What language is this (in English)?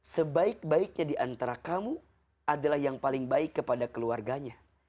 Indonesian